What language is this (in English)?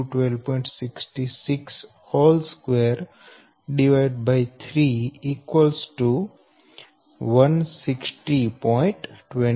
Gujarati